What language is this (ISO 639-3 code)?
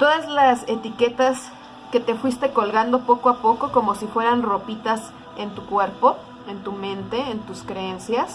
spa